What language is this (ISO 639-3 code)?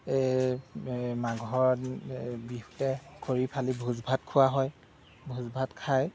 asm